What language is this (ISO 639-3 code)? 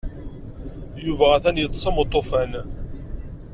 kab